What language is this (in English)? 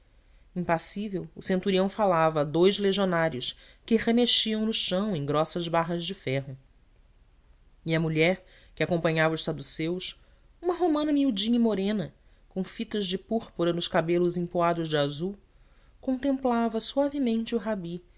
Portuguese